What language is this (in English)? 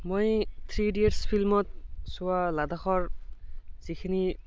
Assamese